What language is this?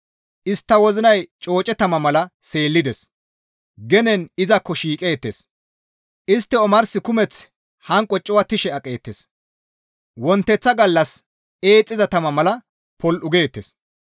Gamo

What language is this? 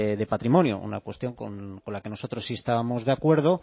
Spanish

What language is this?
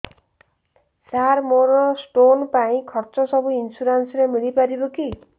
Odia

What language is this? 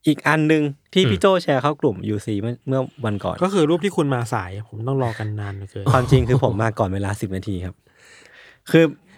Thai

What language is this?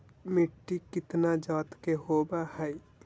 Magahi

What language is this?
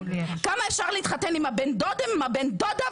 Hebrew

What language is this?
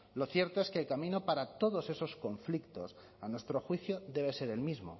Spanish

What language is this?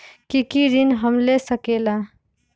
Magahi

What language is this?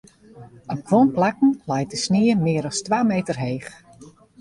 Western Frisian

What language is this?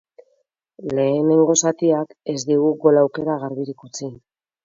Basque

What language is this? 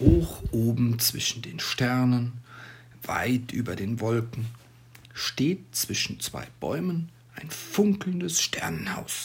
German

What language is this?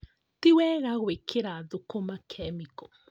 Kikuyu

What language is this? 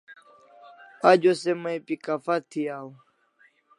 Kalasha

